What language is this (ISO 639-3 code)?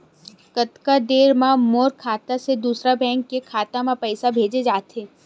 hne